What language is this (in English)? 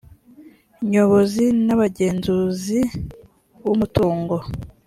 Kinyarwanda